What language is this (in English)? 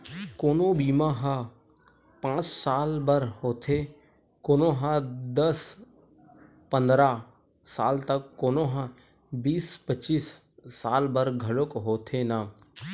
Chhattisgarhi